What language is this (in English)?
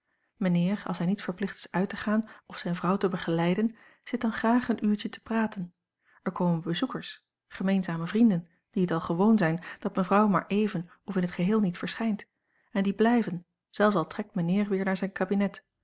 Dutch